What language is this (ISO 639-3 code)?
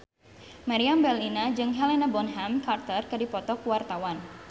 sun